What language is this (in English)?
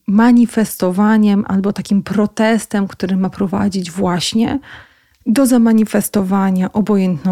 Polish